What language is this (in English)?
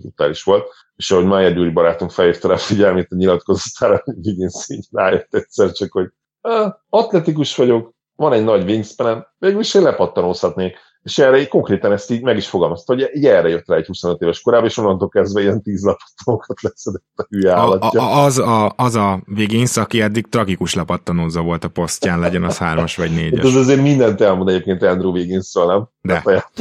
Hungarian